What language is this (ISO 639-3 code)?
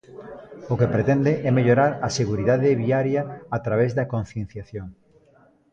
glg